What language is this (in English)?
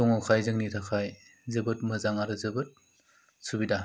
Bodo